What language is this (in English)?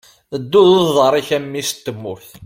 Kabyle